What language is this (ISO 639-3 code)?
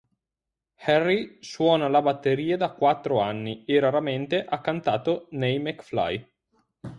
ita